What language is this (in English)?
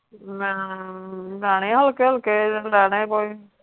Punjabi